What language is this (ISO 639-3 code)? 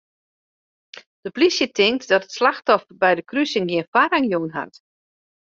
fry